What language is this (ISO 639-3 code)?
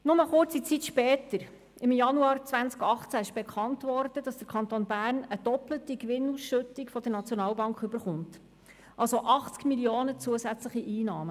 gsw